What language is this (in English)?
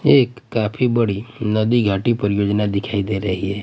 Hindi